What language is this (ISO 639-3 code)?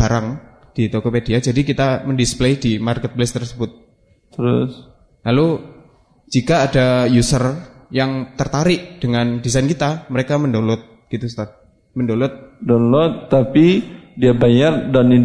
ind